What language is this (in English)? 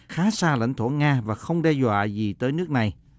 Vietnamese